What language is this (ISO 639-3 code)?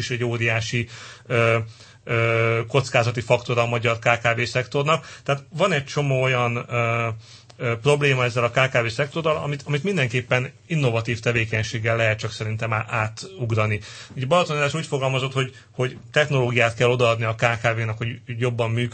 hun